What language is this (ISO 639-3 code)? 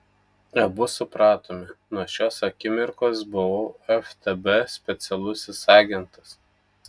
lit